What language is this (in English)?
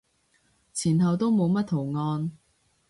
Cantonese